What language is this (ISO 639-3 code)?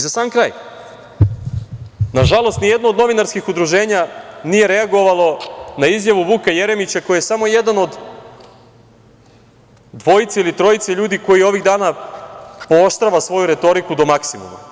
srp